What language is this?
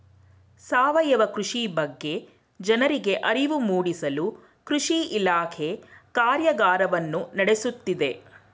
Kannada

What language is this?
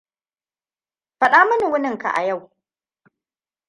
Hausa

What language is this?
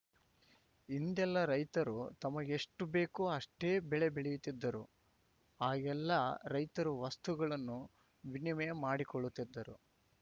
Kannada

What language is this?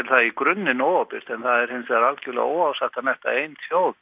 Icelandic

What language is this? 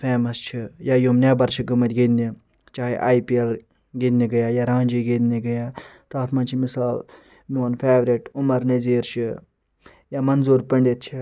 Kashmiri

